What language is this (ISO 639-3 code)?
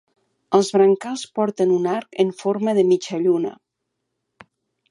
cat